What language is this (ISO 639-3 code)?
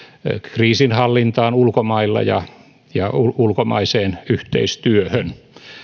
fin